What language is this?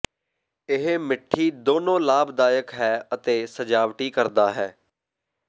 Punjabi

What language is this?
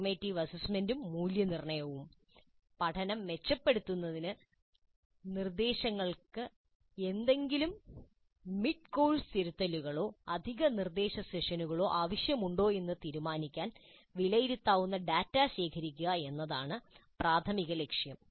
Malayalam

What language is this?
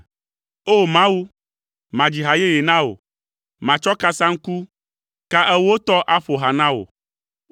Ewe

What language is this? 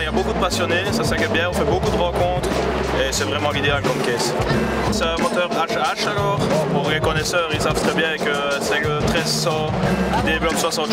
French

